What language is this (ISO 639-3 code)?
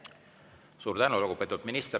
est